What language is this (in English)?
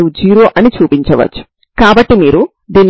Telugu